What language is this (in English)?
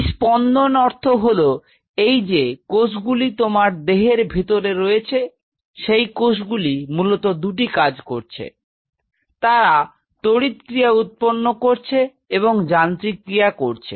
Bangla